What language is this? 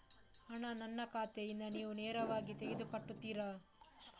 Kannada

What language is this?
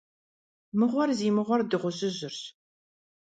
Kabardian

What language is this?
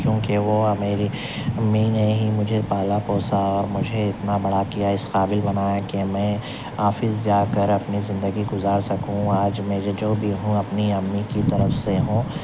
Urdu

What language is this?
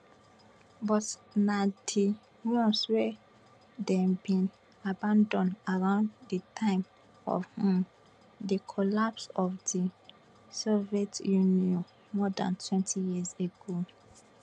Nigerian Pidgin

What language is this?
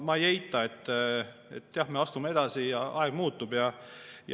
Estonian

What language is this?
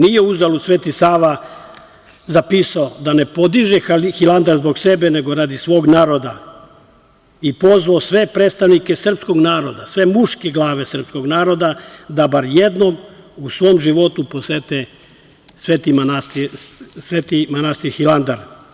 Serbian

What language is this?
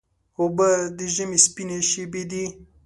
Pashto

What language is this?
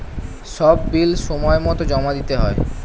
Bangla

